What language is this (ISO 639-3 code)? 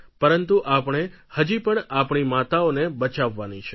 guj